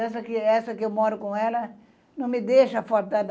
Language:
Portuguese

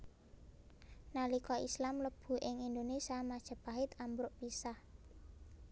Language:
Javanese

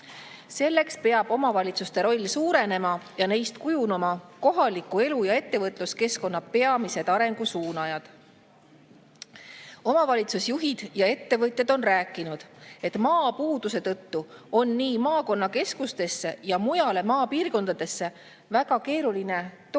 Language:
Estonian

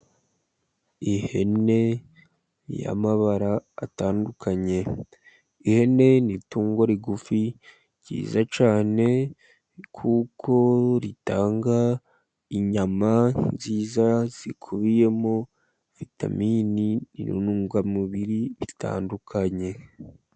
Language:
Kinyarwanda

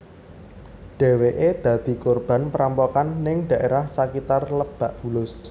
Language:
Javanese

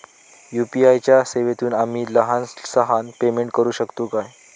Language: Marathi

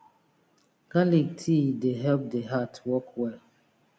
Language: Nigerian Pidgin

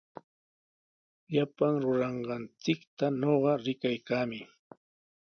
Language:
Sihuas Ancash Quechua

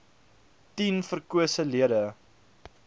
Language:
Afrikaans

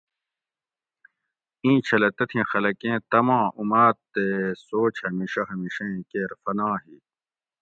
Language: Gawri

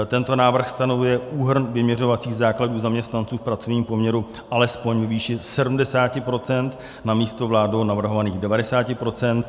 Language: Czech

